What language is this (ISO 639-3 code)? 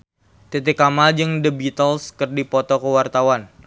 sun